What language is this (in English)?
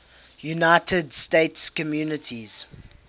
English